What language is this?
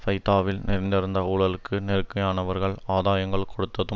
Tamil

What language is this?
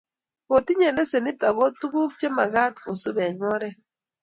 Kalenjin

